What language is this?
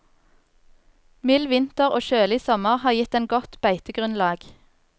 Norwegian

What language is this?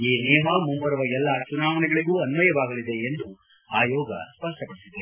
Kannada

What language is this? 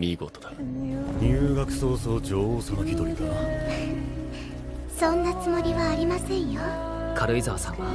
Japanese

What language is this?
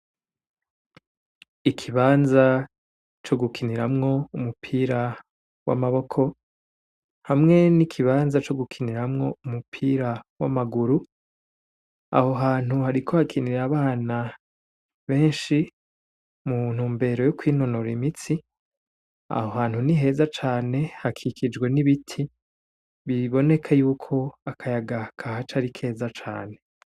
Rundi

